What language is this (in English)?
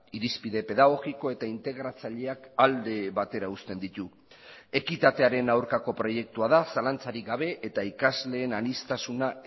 Basque